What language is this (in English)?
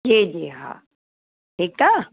Sindhi